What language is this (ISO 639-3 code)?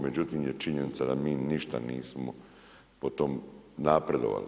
hrv